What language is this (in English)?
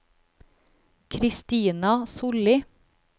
Norwegian